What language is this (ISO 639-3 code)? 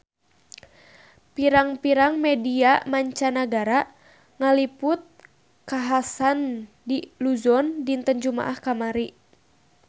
sun